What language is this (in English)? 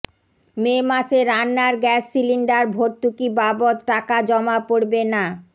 Bangla